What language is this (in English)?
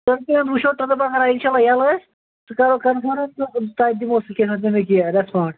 Kashmiri